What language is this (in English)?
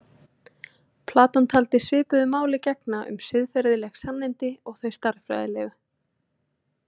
Icelandic